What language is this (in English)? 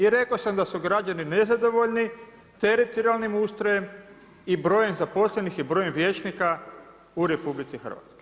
Croatian